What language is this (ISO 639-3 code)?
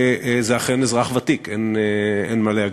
heb